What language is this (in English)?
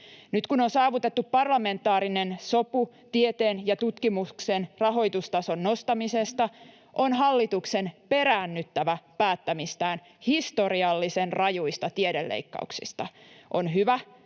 Finnish